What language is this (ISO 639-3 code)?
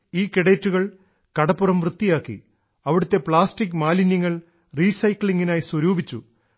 mal